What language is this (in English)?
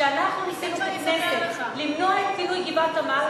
Hebrew